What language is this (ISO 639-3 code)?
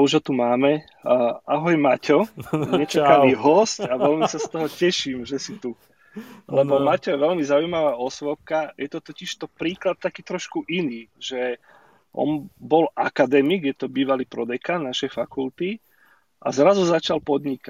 slk